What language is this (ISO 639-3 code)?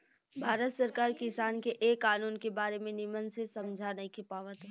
bho